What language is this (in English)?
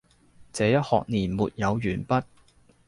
Cantonese